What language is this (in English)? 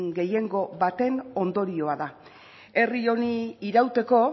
Basque